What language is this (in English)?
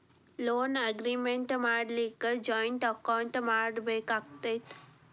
Kannada